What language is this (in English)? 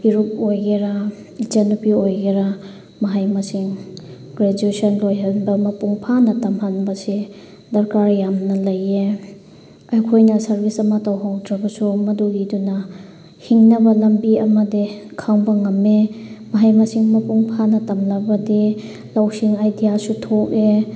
Manipuri